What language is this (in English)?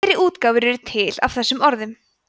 Icelandic